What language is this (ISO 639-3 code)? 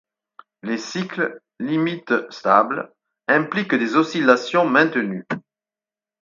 fra